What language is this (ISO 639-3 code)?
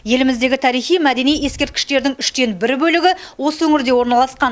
kaz